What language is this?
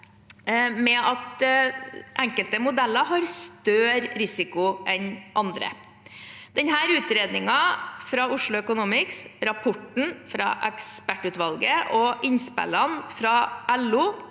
Norwegian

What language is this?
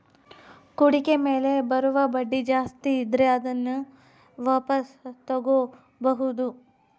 Kannada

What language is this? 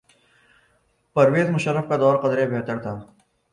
Urdu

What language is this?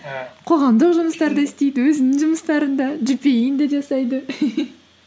Kazakh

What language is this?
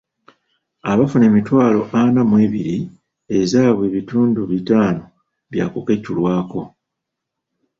Ganda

